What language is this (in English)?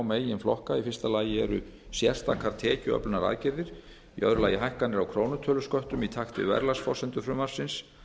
Icelandic